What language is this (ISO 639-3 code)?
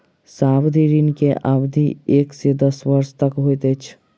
mai